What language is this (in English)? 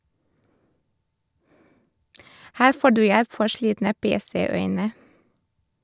Norwegian